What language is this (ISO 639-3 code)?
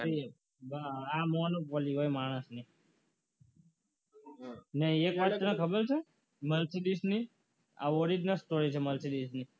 guj